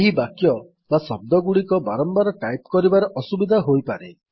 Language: Odia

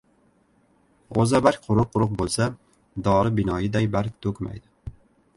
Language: Uzbek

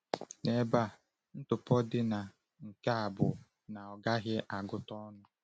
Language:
Igbo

